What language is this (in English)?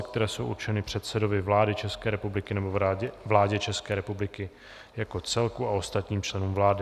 Czech